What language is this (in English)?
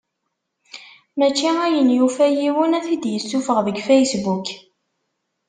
Kabyle